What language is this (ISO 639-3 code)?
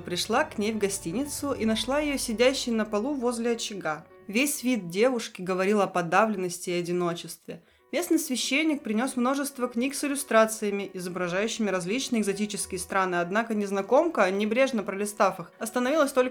rus